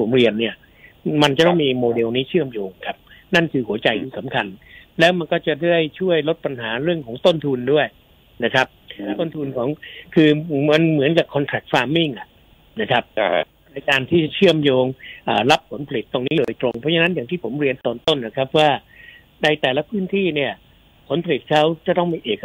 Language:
Thai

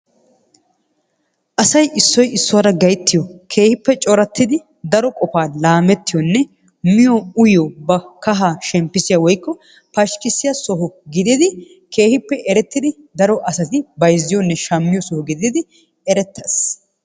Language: Wolaytta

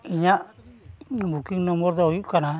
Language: Santali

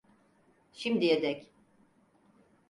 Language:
Turkish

